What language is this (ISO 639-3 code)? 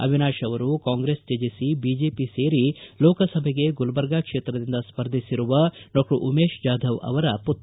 kan